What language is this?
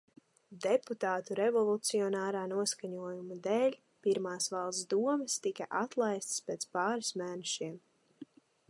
Latvian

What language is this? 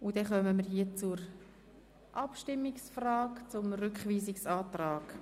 Swiss German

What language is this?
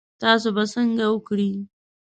Pashto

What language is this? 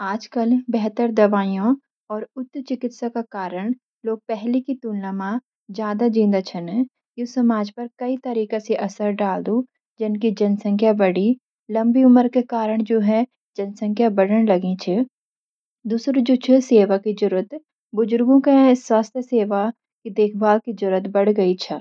Garhwali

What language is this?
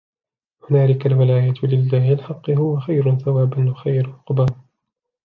Arabic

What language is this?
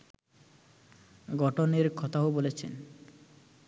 Bangla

